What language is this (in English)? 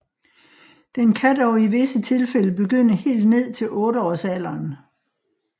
Danish